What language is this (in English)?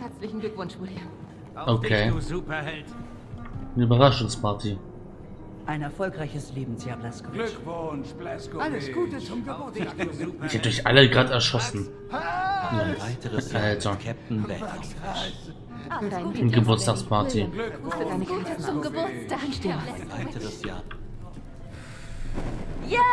German